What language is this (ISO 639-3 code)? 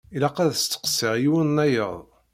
kab